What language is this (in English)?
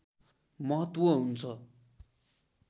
Nepali